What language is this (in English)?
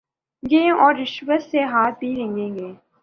Urdu